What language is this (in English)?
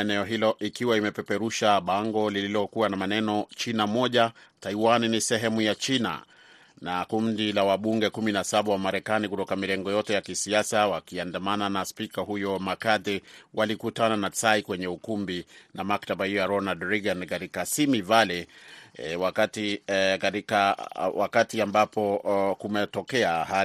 Swahili